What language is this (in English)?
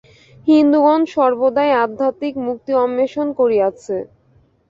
Bangla